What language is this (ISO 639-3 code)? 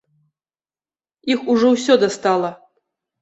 bel